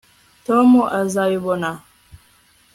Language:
Kinyarwanda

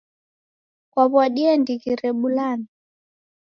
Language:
Taita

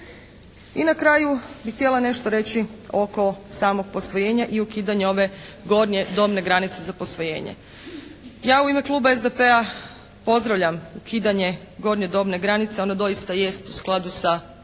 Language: Croatian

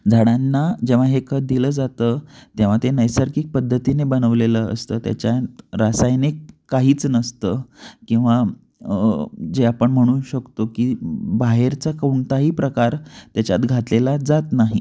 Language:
Marathi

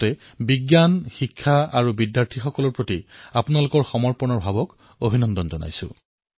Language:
Assamese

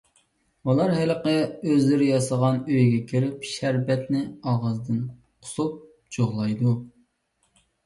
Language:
Uyghur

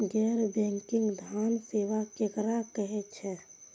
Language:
Maithili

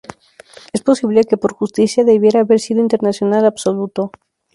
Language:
Spanish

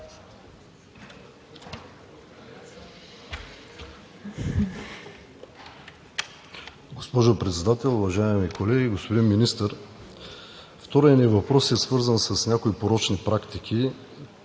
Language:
Bulgarian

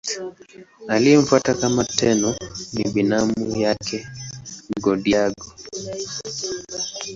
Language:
Swahili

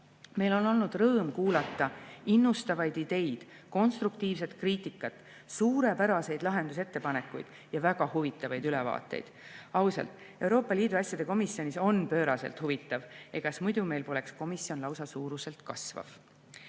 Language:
Estonian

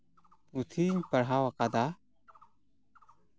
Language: Santali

